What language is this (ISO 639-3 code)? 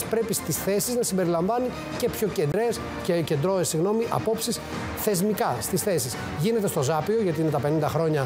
ell